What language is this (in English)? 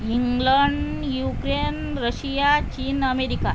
Marathi